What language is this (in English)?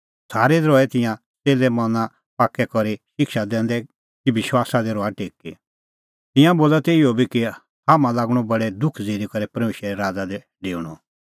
Kullu Pahari